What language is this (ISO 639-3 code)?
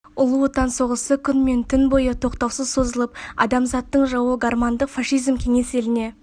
kaz